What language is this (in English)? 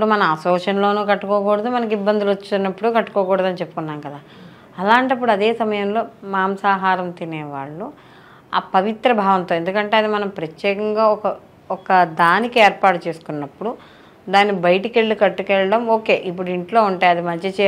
Telugu